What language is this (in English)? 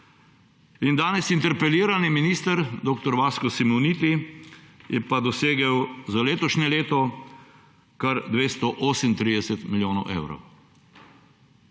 Slovenian